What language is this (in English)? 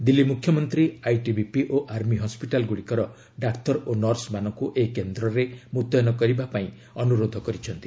Odia